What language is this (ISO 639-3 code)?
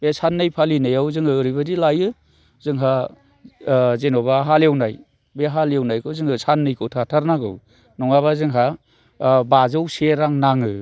brx